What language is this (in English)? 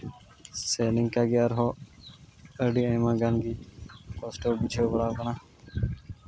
Santali